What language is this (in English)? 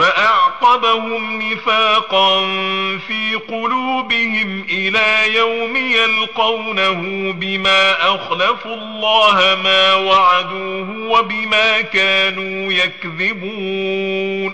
Arabic